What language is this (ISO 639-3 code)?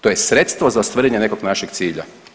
hrv